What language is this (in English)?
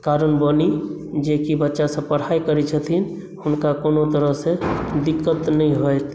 Maithili